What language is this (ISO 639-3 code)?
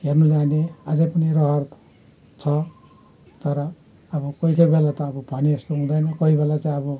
nep